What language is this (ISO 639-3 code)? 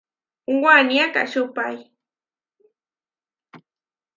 var